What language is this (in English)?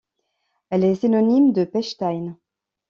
French